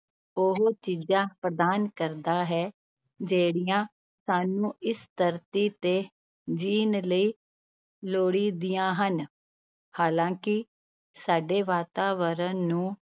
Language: Punjabi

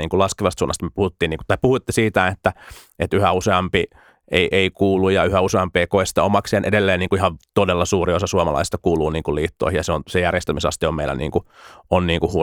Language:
Finnish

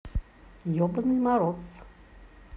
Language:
Russian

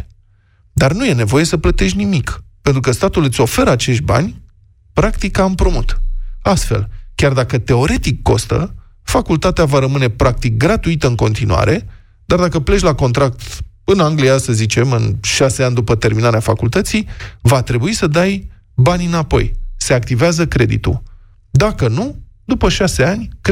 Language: Romanian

